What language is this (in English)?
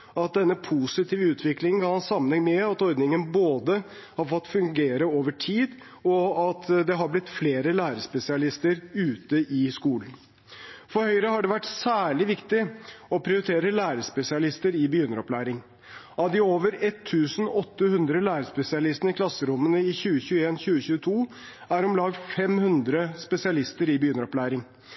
Norwegian Bokmål